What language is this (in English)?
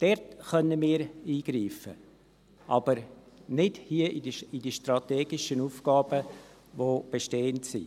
Swiss German